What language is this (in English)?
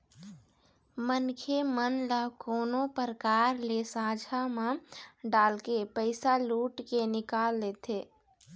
Chhattisgarhi